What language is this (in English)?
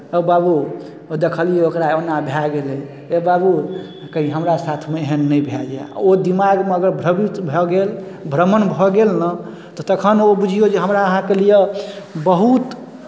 Maithili